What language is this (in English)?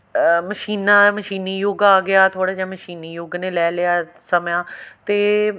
Punjabi